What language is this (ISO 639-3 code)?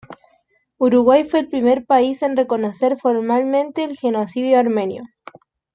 spa